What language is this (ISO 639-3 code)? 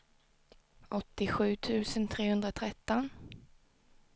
swe